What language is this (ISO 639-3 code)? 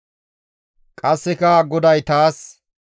gmv